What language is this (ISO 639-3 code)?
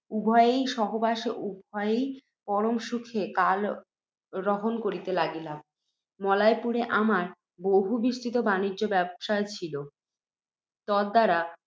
ben